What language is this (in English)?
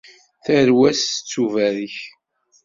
Kabyle